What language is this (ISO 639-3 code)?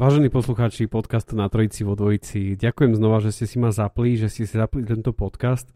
slk